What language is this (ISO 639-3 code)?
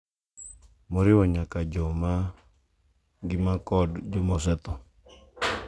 luo